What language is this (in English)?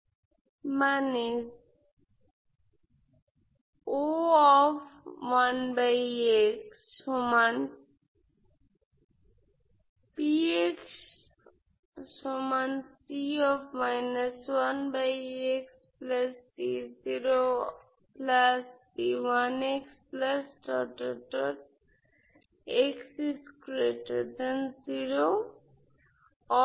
Bangla